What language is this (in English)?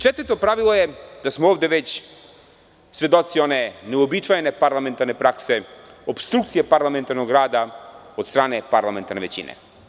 Serbian